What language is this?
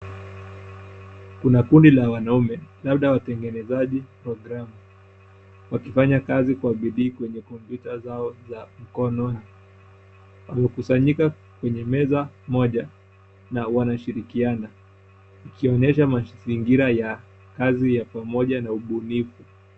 Swahili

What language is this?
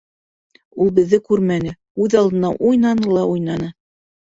Bashkir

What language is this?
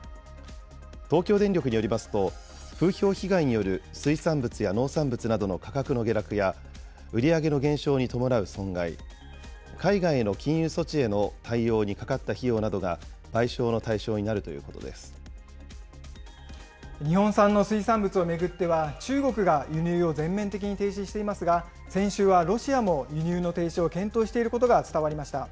Japanese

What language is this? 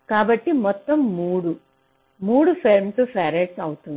Telugu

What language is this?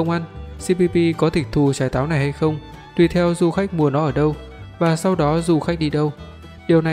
Vietnamese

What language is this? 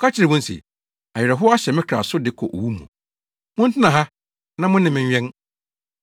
Akan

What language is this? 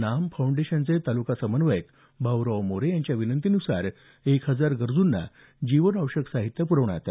Marathi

